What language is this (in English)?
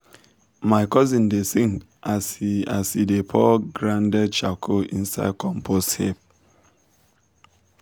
Nigerian Pidgin